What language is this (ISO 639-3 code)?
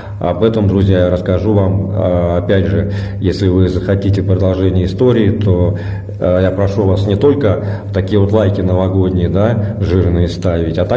rus